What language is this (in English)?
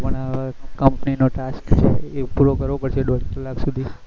Gujarati